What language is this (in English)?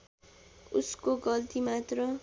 Nepali